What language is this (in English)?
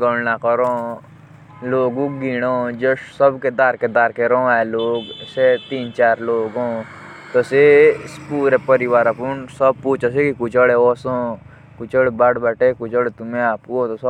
Jaunsari